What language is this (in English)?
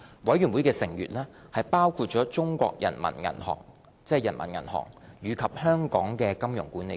Cantonese